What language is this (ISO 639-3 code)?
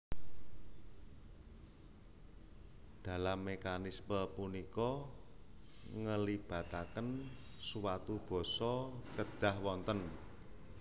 jav